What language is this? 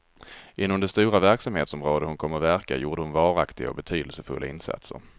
Swedish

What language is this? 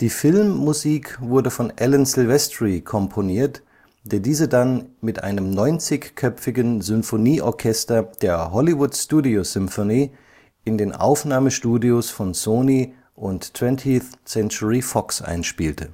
German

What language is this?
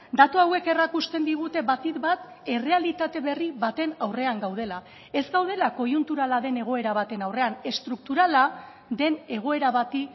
Basque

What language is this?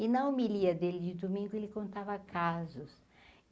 Portuguese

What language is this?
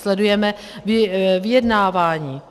Czech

